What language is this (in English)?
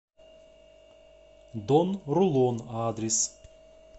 Russian